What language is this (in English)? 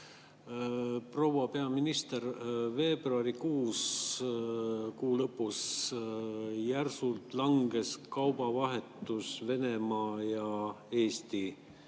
Estonian